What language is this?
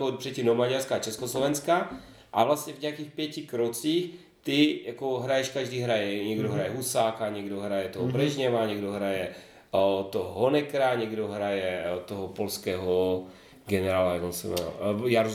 Czech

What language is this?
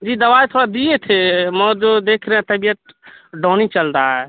Urdu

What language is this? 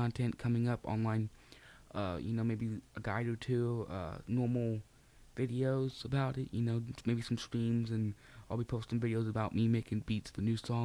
English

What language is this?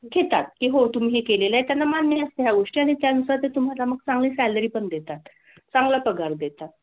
Marathi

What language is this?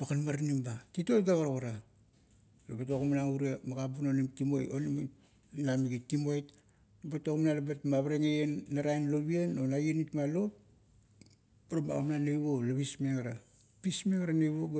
Kuot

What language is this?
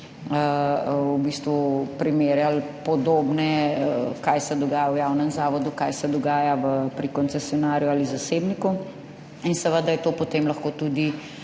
Slovenian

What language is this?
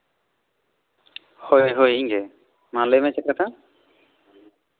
Santali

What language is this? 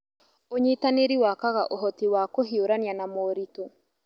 Kikuyu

